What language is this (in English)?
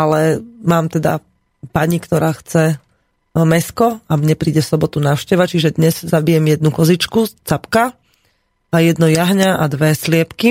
Slovak